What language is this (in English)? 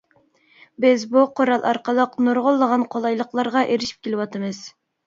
Uyghur